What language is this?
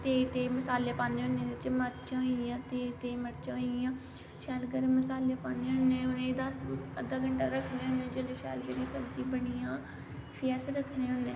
Dogri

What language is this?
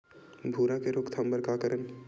Chhattisgarhi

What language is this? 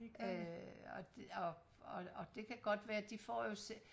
Danish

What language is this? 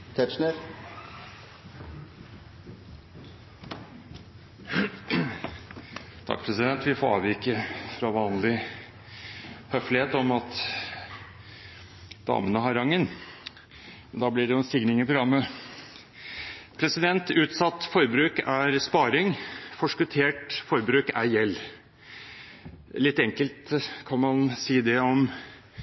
Norwegian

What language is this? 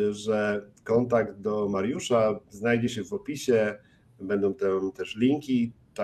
Polish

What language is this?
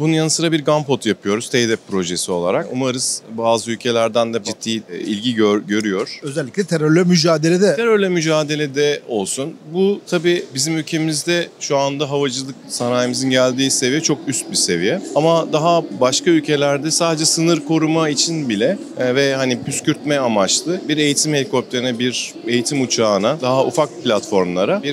Turkish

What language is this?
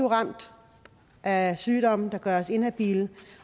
Danish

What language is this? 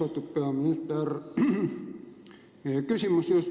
Estonian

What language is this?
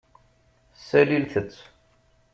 Kabyle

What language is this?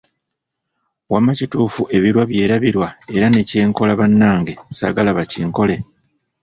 Ganda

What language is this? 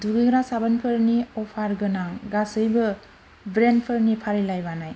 Bodo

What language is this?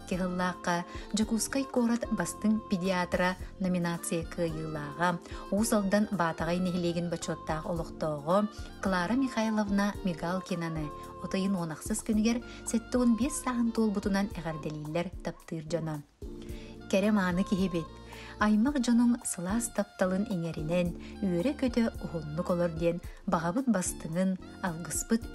Turkish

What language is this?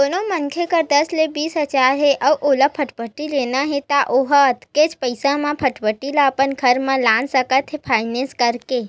Chhattisgarhi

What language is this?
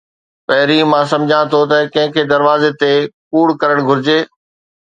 Sindhi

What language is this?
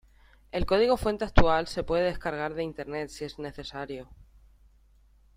Spanish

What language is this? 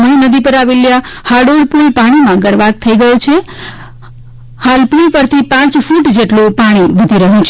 Gujarati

